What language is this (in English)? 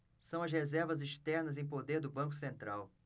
Portuguese